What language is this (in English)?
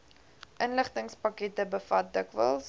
Afrikaans